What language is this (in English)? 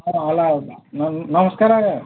Odia